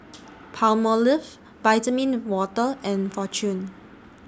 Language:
English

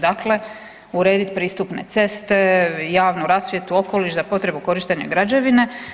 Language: Croatian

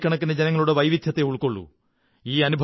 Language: Malayalam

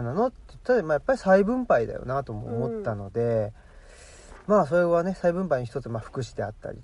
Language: Japanese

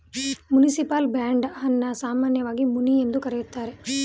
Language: Kannada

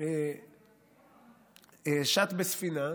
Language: Hebrew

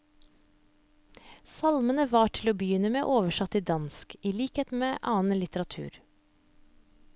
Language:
Norwegian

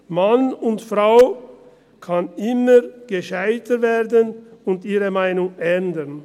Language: Swiss German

